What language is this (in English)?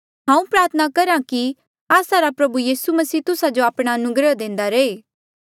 Mandeali